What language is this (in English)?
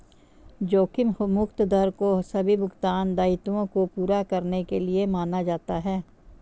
Hindi